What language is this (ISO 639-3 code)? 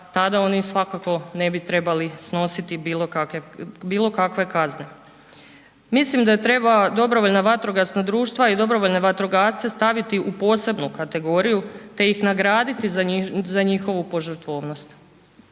hrv